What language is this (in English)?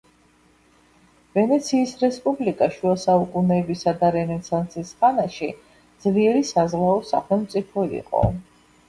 Georgian